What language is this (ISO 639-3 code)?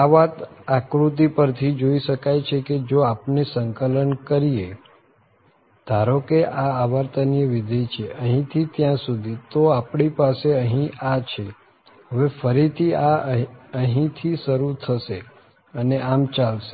guj